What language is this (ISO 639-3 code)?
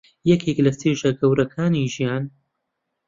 ckb